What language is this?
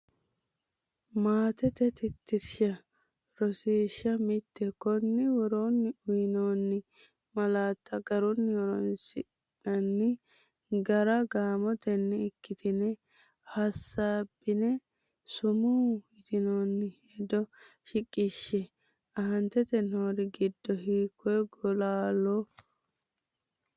Sidamo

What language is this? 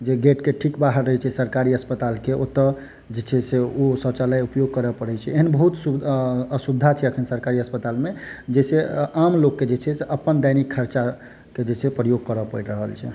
Maithili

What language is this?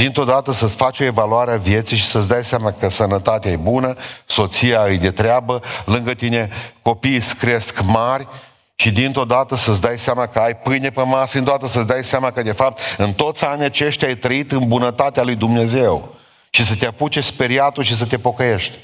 Romanian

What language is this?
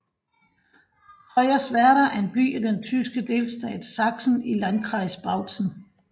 Danish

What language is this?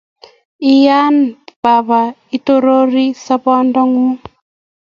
Kalenjin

